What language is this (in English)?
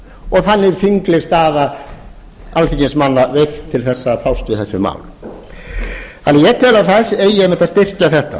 Icelandic